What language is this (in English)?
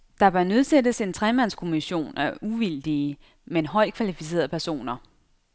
Danish